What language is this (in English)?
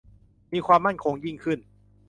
Thai